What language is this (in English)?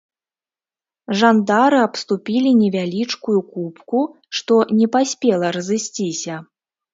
Belarusian